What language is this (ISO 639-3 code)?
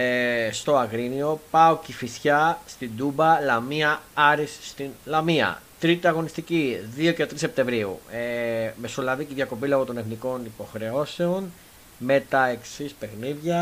ell